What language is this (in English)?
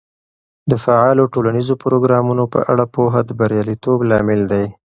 Pashto